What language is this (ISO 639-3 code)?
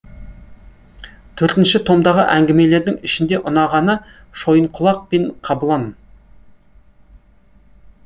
kaz